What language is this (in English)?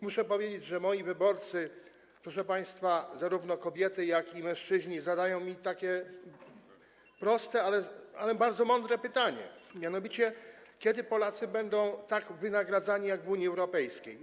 Polish